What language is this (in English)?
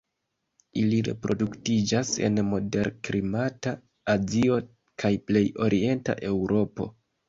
Esperanto